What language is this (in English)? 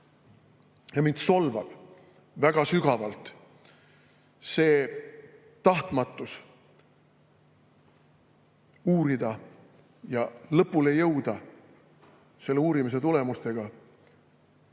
Estonian